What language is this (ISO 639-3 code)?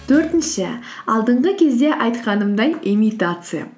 kaz